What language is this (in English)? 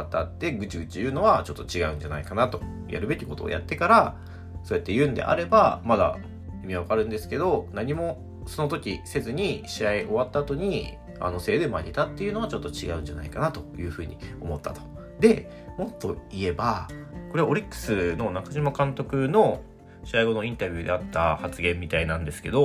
Japanese